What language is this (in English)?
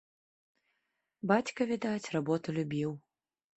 Belarusian